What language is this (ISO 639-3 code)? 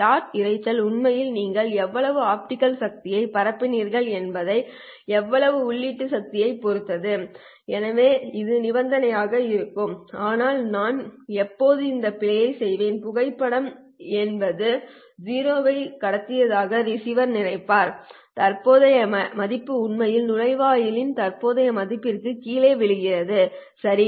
tam